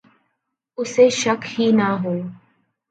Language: Urdu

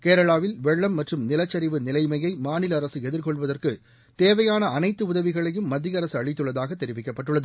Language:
Tamil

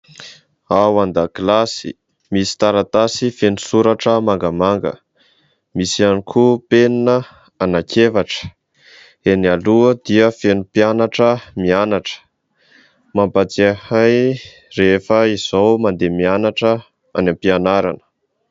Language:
Malagasy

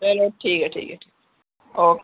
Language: Dogri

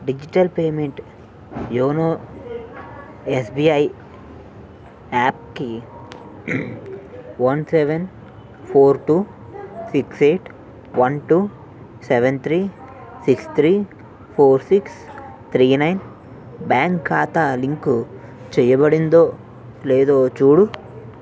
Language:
Telugu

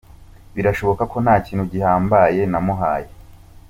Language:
Kinyarwanda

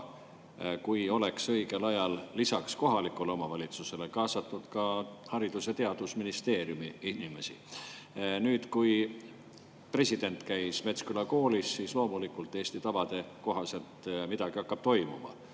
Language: Estonian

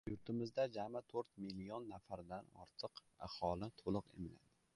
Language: Uzbek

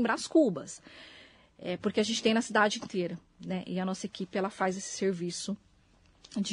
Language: Portuguese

